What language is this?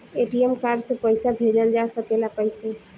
Bhojpuri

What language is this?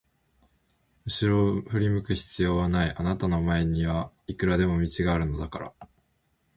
Japanese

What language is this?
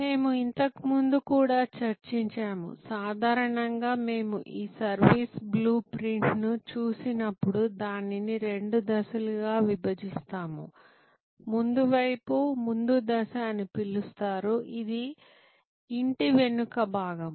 Telugu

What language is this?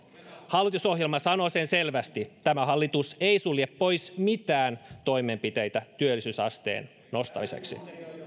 Finnish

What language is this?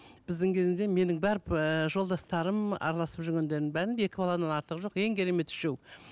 Kazakh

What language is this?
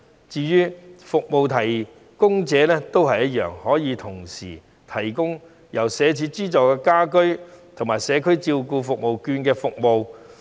Cantonese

